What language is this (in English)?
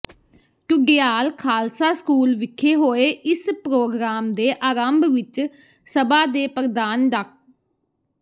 Punjabi